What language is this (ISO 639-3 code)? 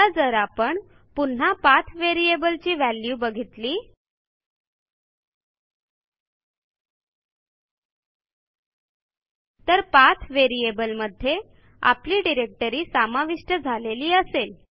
mar